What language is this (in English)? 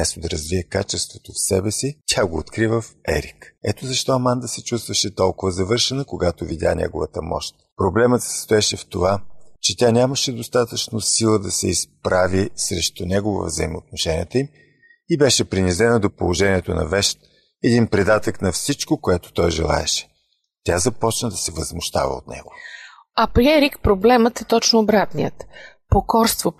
Bulgarian